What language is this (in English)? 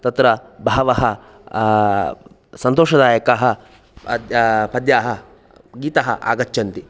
Sanskrit